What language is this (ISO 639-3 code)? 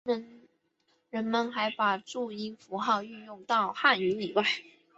zho